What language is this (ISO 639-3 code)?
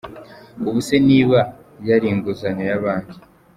kin